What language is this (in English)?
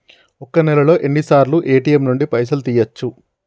Telugu